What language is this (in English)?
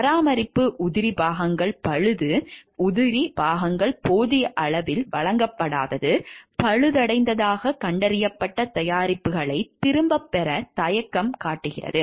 Tamil